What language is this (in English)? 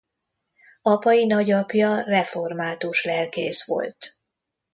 Hungarian